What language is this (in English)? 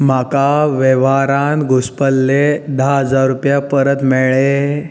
Konkani